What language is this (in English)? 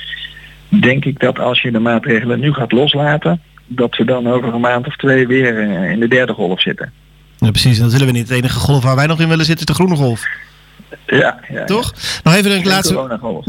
Dutch